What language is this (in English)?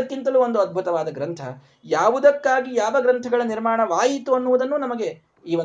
Kannada